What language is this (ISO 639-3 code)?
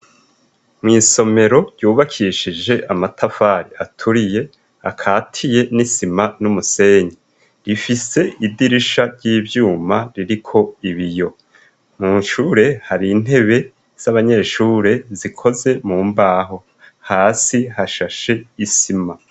run